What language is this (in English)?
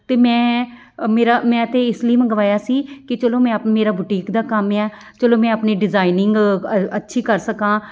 Punjabi